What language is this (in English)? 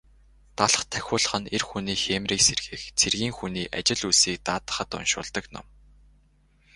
Mongolian